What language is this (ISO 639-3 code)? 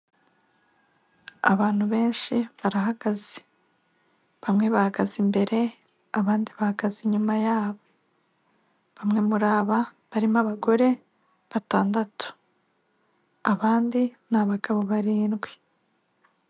kin